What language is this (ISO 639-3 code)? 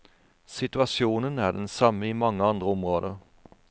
nor